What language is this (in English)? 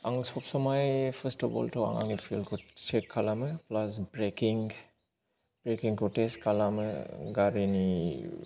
Bodo